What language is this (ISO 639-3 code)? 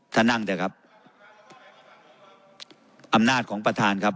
tha